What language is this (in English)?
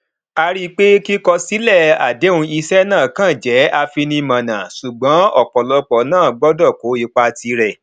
Yoruba